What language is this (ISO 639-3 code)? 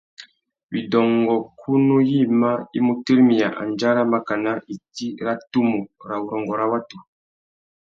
bag